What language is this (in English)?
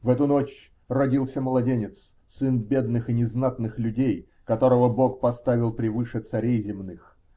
Russian